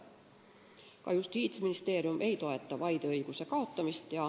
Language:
Estonian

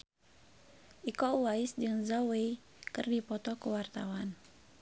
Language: Sundanese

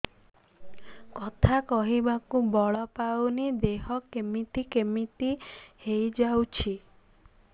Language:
Odia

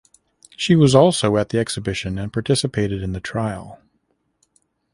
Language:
English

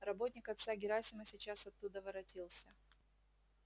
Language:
Russian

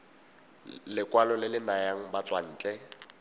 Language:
Tswana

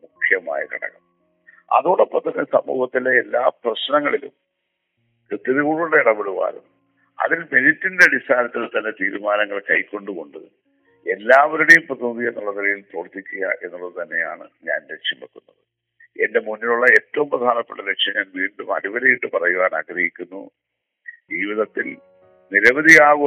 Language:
Malayalam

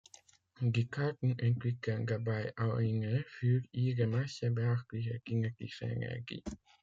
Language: German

